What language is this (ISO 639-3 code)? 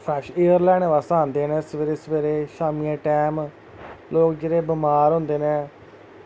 doi